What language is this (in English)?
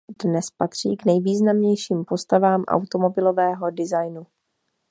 Czech